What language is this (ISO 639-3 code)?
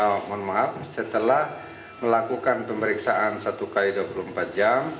ind